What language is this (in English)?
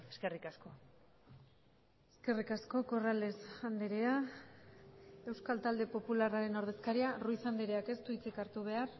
Basque